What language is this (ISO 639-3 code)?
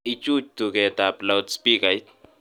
kln